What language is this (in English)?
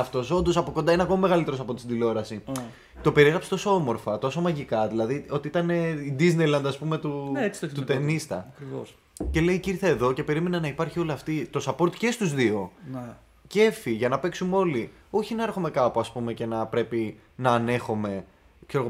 Greek